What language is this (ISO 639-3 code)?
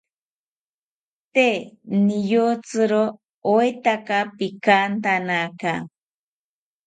cpy